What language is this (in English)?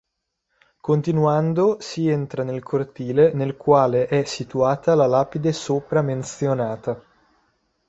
Italian